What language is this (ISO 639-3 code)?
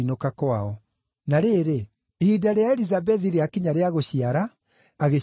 kik